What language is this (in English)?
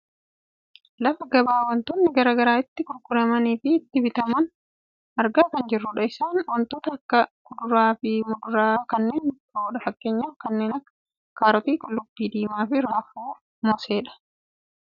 Oromo